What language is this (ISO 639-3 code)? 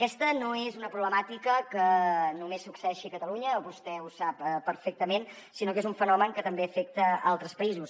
cat